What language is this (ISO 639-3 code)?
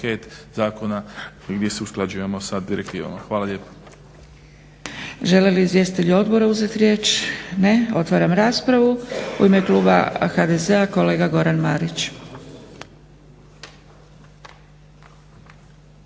hrv